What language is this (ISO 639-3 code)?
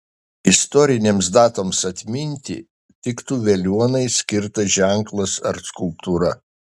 lit